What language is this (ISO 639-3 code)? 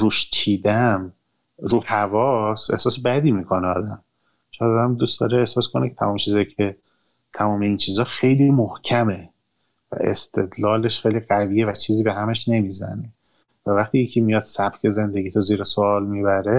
fas